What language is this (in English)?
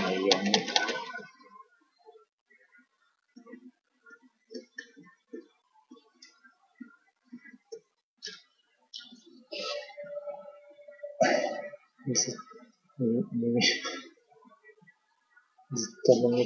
Japanese